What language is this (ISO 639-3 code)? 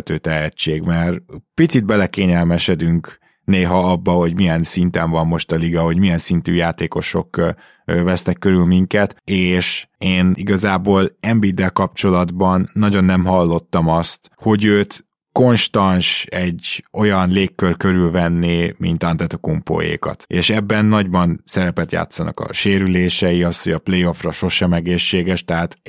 hun